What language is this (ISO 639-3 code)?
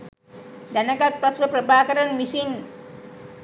sin